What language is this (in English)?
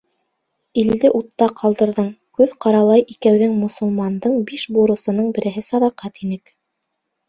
Bashkir